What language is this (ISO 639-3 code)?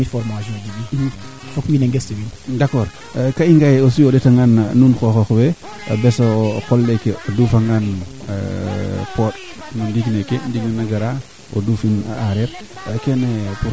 srr